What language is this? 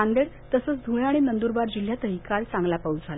Marathi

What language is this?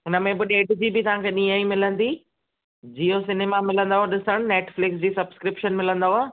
Sindhi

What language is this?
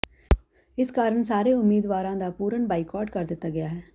Punjabi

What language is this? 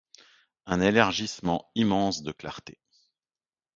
French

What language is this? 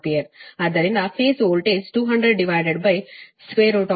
Kannada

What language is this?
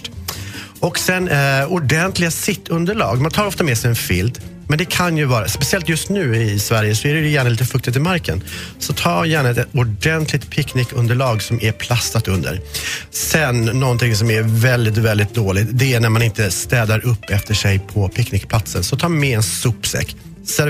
Swedish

